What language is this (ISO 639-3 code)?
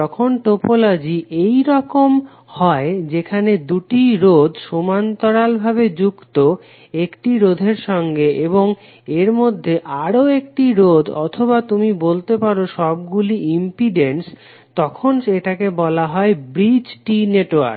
ben